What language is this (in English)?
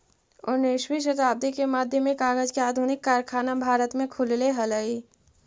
Magahi